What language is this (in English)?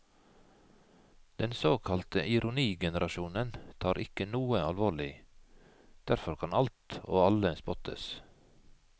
Norwegian